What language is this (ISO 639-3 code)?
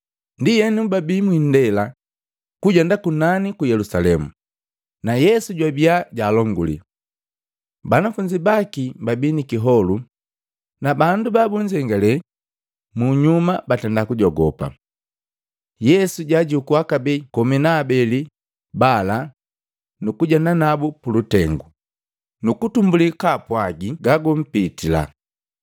mgv